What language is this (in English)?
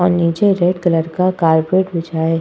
Hindi